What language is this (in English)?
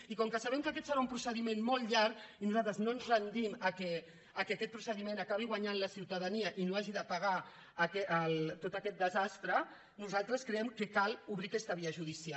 Catalan